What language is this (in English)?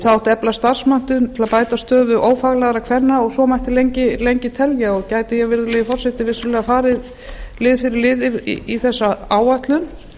Icelandic